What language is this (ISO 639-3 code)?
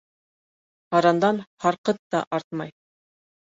bak